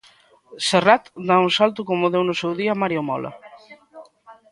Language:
Galician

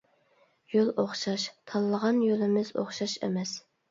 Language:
Uyghur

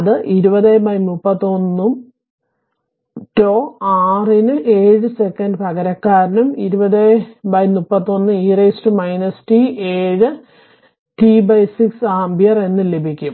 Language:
Malayalam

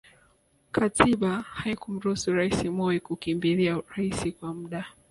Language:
Swahili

